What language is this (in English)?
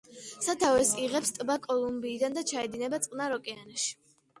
Georgian